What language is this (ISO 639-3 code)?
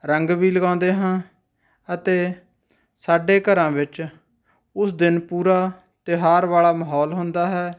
pan